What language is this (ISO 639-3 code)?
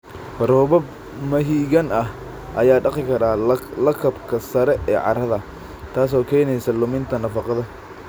som